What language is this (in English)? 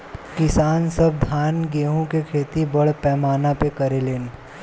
Bhojpuri